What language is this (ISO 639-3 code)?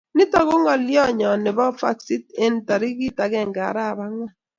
kln